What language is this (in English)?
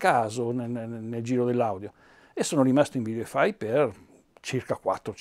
Italian